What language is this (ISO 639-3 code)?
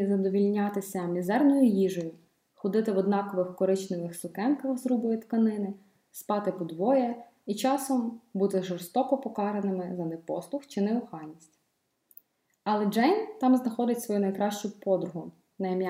ukr